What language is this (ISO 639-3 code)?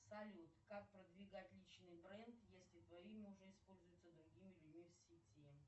rus